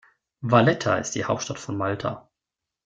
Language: German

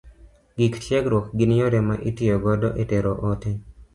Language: Luo (Kenya and Tanzania)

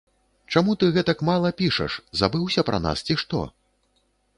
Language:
Belarusian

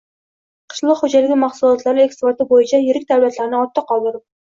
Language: Uzbek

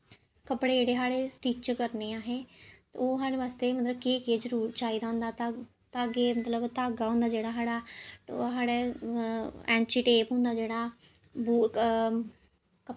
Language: Dogri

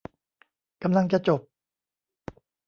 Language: Thai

